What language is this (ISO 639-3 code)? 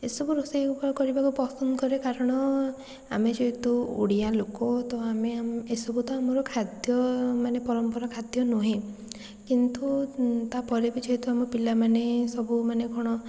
ori